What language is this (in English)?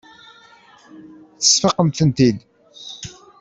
Kabyle